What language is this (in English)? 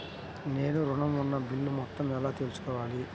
Telugu